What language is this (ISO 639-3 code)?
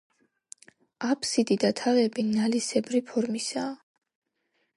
kat